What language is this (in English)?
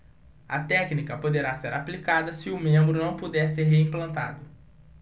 Portuguese